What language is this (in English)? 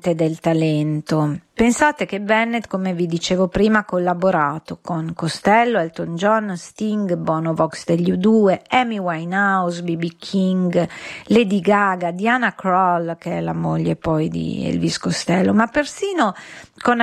Italian